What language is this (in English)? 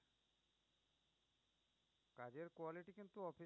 Bangla